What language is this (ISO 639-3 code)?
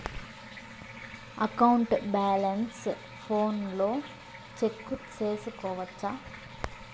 tel